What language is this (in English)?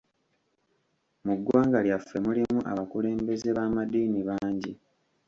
Ganda